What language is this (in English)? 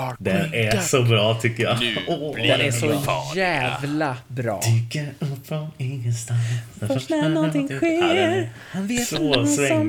Swedish